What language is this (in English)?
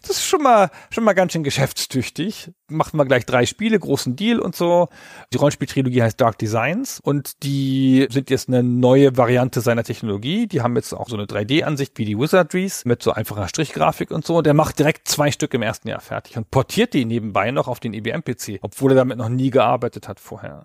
German